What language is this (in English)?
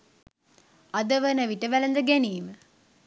Sinhala